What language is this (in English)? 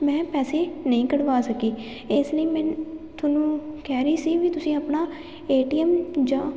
Punjabi